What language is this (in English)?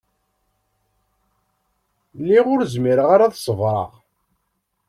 Kabyle